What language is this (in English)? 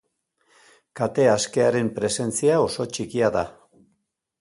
Basque